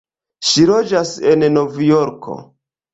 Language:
Esperanto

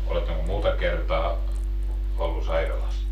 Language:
Finnish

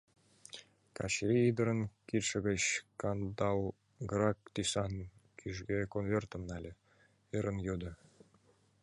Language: Mari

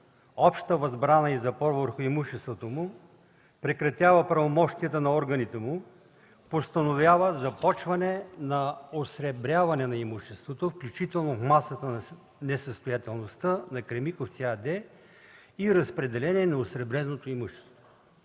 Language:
Bulgarian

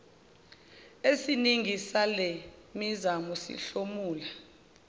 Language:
Zulu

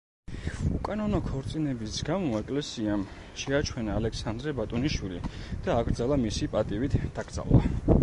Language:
Georgian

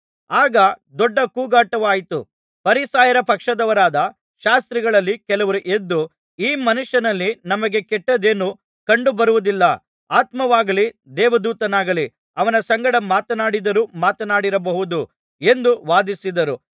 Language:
Kannada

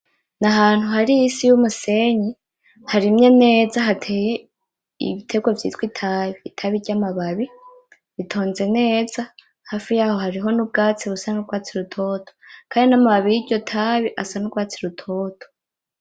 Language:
Rundi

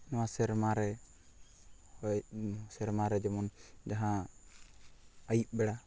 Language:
Santali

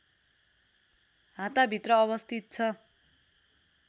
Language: Nepali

